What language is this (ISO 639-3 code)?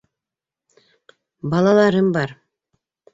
bak